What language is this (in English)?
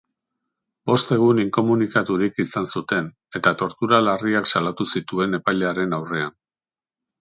Basque